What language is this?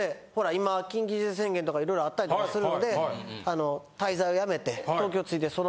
Japanese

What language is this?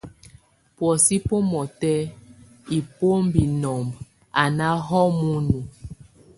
Tunen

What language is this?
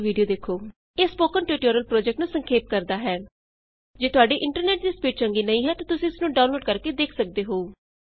Punjabi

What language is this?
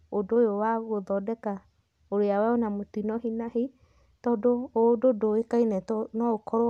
Kikuyu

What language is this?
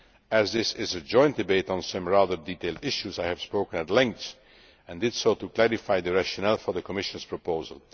English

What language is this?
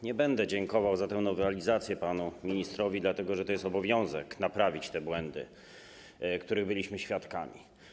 Polish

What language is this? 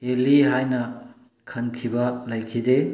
Manipuri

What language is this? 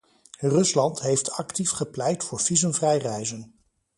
Dutch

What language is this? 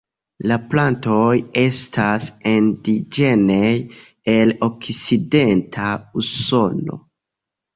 Esperanto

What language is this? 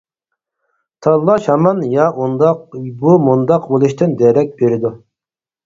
Uyghur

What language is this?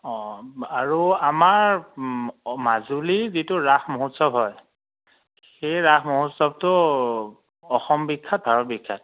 Assamese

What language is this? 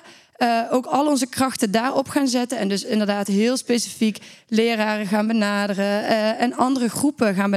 Dutch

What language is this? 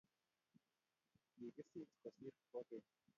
Kalenjin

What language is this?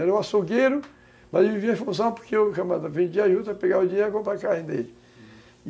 Portuguese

